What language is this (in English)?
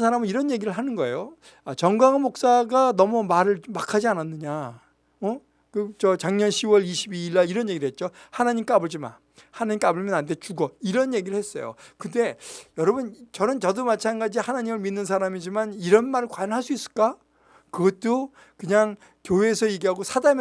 Korean